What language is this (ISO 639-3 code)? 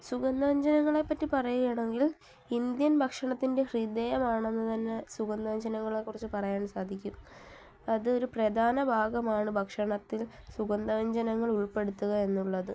mal